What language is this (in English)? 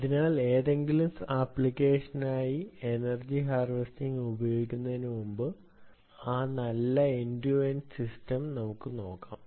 Malayalam